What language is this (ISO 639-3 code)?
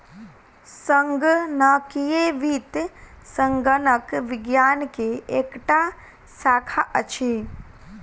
mai